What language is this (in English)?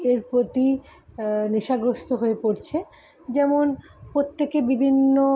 Bangla